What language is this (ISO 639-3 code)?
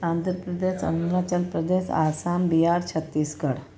snd